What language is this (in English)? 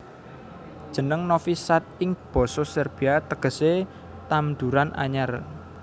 Javanese